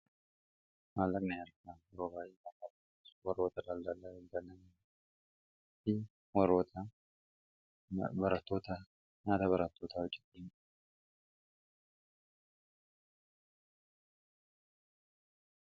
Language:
Oromo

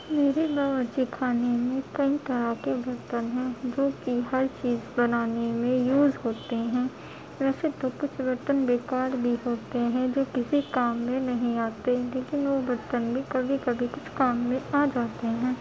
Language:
Urdu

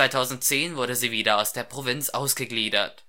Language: German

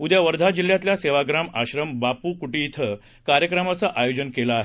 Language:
Marathi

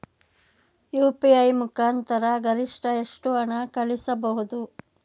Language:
Kannada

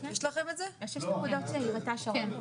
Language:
Hebrew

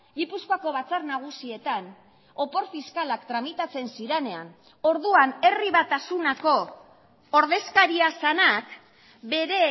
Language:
Basque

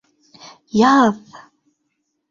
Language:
Bashkir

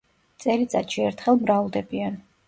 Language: Georgian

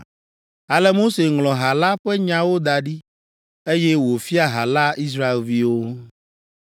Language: Ewe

